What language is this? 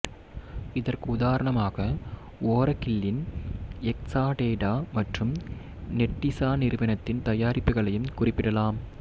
Tamil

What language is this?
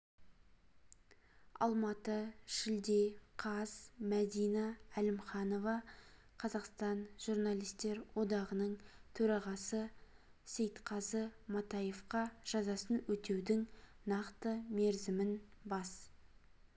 Kazakh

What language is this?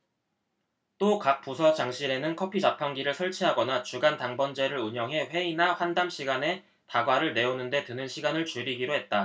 Korean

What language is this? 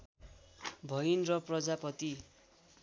Nepali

